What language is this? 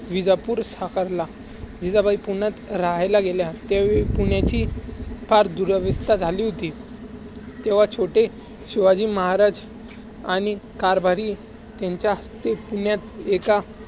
Marathi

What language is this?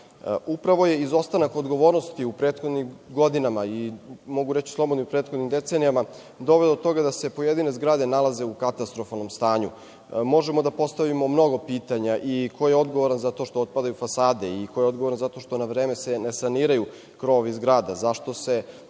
Serbian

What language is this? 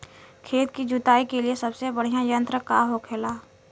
Bhojpuri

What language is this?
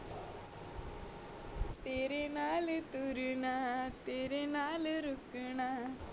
Punjabi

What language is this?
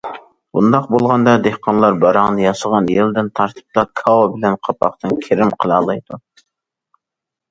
Uyghur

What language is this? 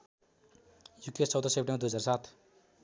Nepali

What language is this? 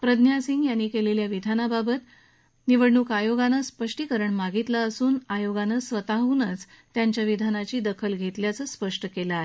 Marathi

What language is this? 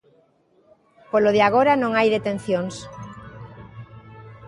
Galician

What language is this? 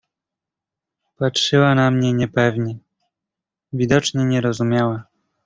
Polish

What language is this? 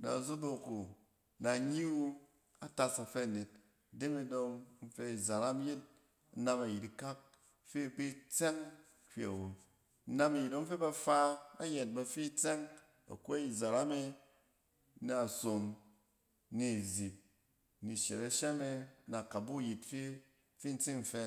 Cen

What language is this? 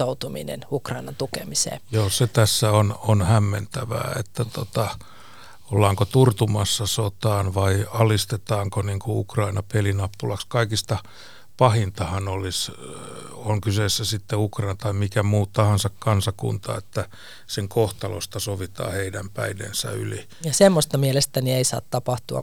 Finnish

